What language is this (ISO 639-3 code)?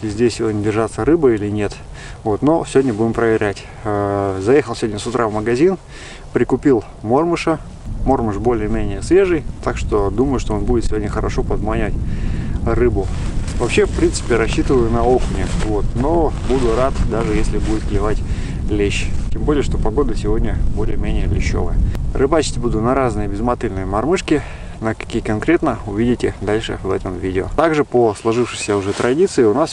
rus